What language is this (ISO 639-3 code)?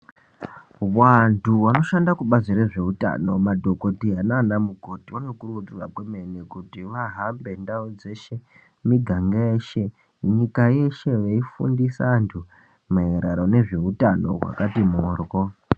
ndc